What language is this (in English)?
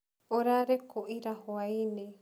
Kikuyu